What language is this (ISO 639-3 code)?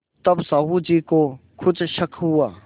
hin